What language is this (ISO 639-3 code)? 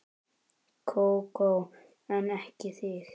isl